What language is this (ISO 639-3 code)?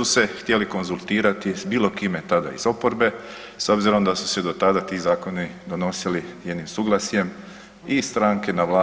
hrv